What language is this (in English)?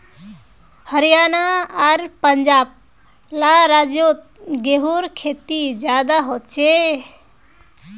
Magahi